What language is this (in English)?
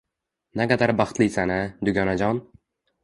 Uzbek